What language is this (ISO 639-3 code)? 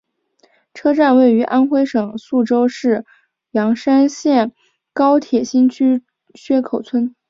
zho